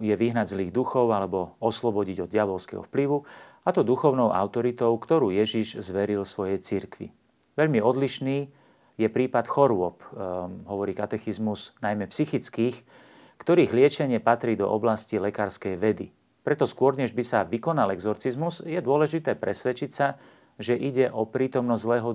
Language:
Slovak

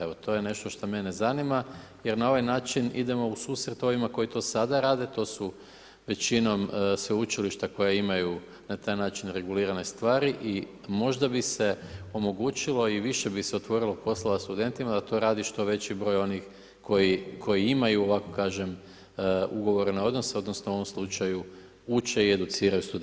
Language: Croatian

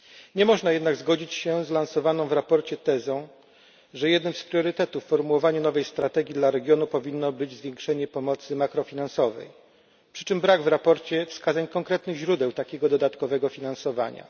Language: Polish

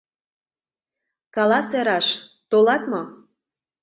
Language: Mari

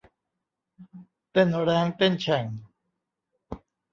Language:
Thai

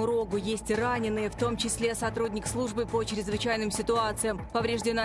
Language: Russian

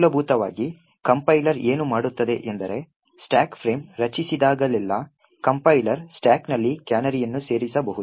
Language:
Kannada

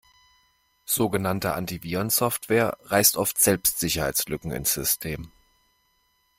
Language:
German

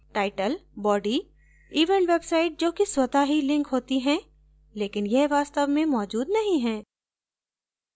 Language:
Hindi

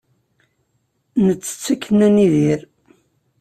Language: Kabyle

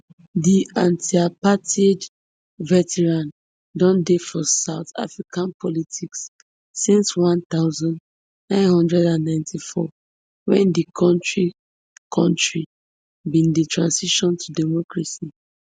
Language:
Nigerian Pidgin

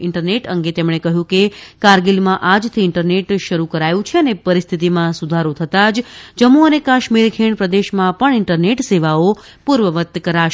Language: Gujarati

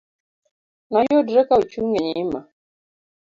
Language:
Luo (Kenya and Tanzania)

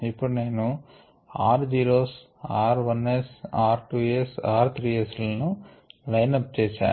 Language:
Telugu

